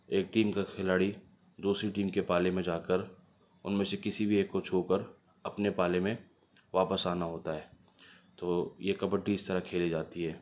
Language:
Urdu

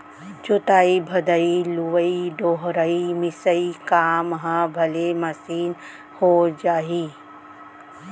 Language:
Chhattisgarhi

